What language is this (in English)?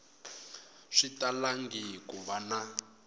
Tsonga